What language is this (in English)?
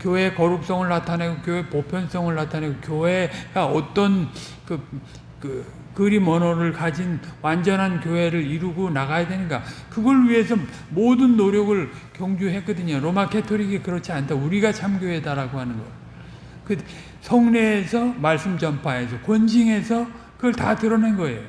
Korean